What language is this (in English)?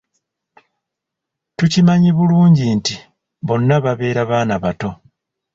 Ganda